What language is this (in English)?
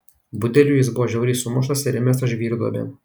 Lithuanian